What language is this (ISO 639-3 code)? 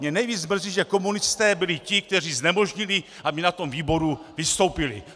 ces